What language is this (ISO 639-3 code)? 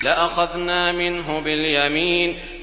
ara